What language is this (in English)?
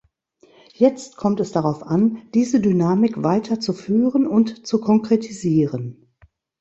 German